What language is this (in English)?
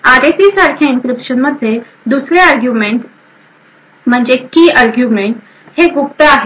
Marathi